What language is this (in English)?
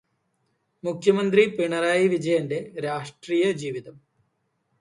Malayalam